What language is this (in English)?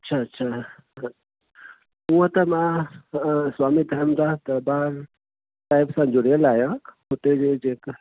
Sindhi